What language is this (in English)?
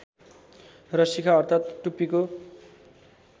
Nepali